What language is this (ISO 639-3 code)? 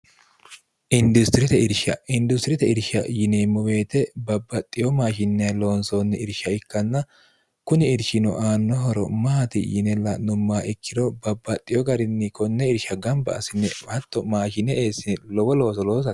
sid